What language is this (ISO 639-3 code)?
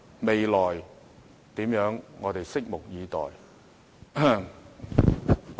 yue